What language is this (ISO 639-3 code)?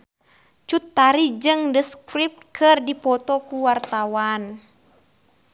sun